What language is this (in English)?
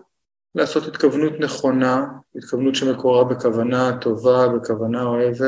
Hebrew